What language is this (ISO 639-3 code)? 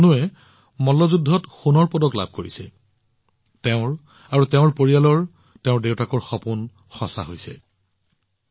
asm